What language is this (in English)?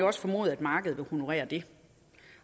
Danish